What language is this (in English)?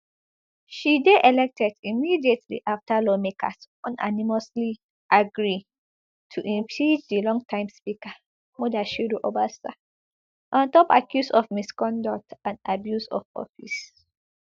Nigerian Pidgin